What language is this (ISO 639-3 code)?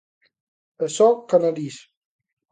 glg